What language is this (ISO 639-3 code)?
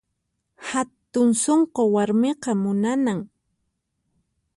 qxp